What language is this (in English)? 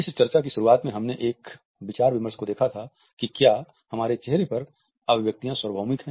Hindi